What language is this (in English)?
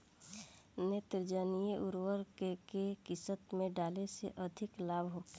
Bhojpuri